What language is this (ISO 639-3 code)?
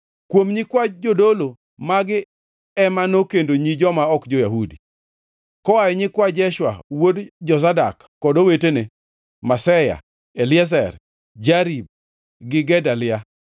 luo